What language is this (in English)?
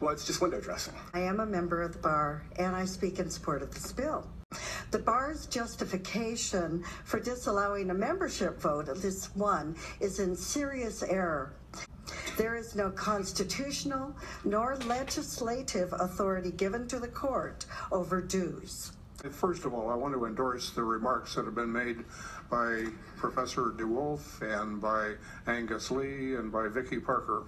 English